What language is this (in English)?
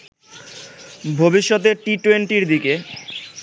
Bangla